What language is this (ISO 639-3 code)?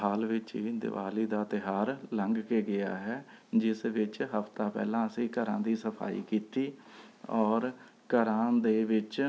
pan